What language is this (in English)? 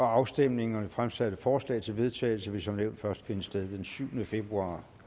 Danish